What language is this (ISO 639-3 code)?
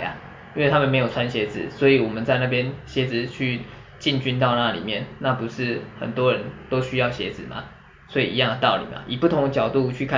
zho